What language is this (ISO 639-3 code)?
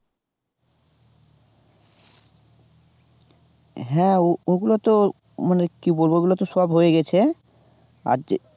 ben